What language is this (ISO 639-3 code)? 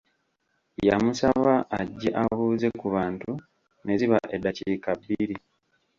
lug